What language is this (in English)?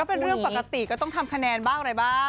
Thai